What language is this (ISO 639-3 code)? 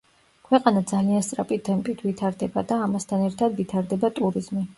kat